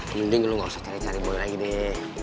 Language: Indonesian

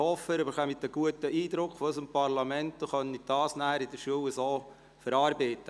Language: Swiss German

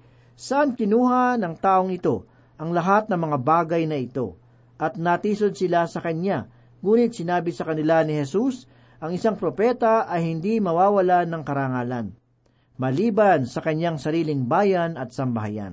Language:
Filipino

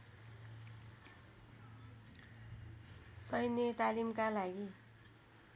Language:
Nepali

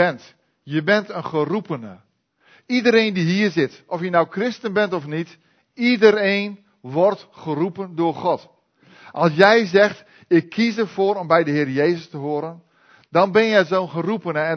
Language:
Dutch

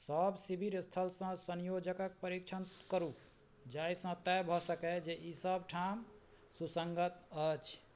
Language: Maithili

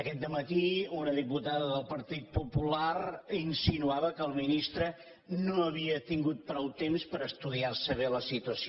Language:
Catalan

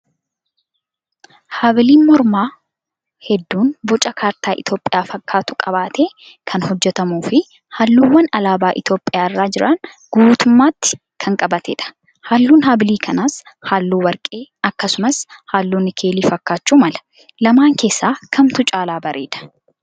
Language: Oromo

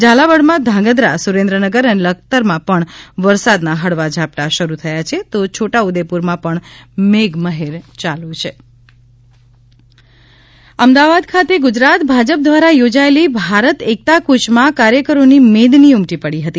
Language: Gujarati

